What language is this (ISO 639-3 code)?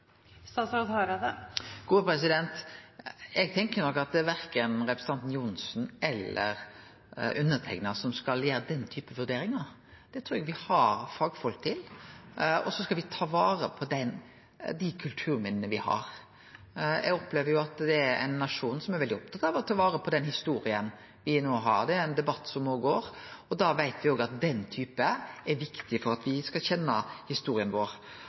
nor